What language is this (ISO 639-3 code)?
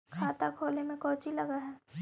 mag